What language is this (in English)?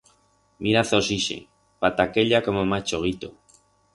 Aragonese